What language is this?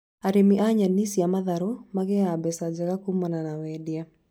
Kikuyu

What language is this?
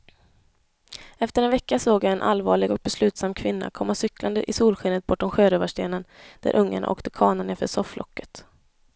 Swedish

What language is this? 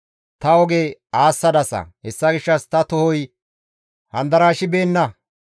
Gamo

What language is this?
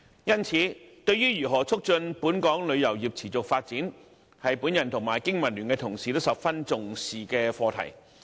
Cantonese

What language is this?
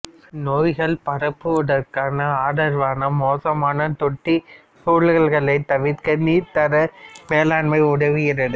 Tamil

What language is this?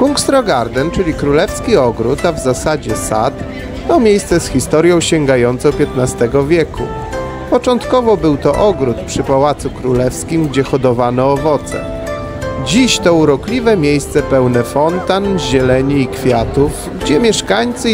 Polish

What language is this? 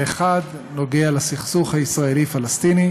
Hebrew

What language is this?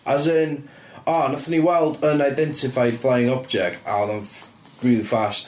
Welsh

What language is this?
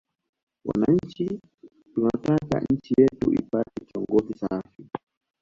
Swahili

